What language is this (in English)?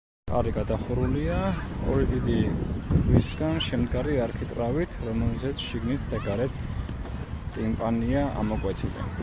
Georgian